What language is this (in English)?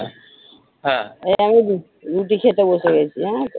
Bangla